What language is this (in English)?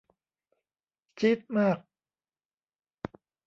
Thai